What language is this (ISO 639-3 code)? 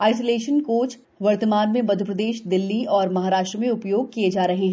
hin